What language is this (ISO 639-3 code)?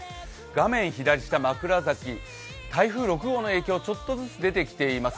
jpn